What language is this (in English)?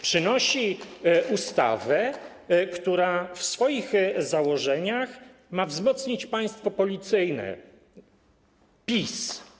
Polish